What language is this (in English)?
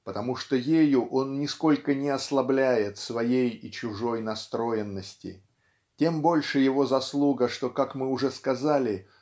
Russian